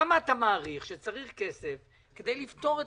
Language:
Hebrew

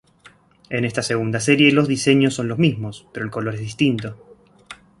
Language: Spanish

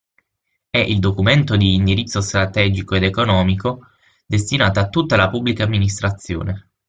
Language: Italian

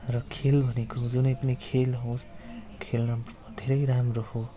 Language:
Nepali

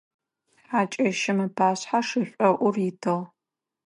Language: Adyghe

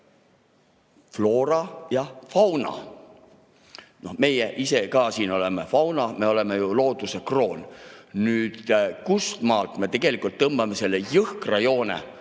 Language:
Estonian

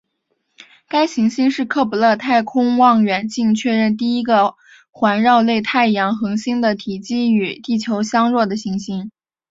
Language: Chinese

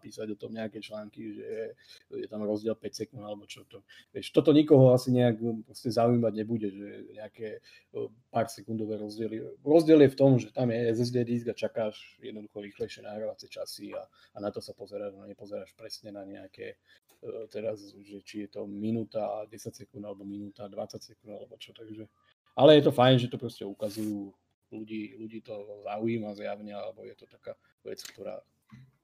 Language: Slovak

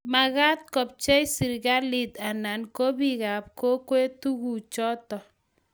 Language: Kalenjin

